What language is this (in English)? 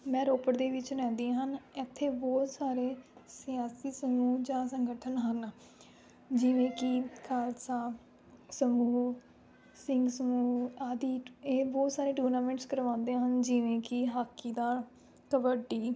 Punjabi